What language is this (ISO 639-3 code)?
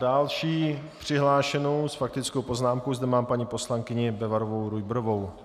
ces